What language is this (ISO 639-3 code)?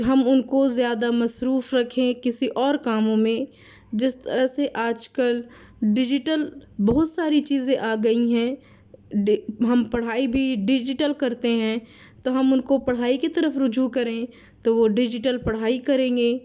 urd